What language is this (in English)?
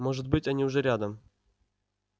Russian